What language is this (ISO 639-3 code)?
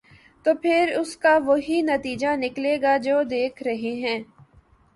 urd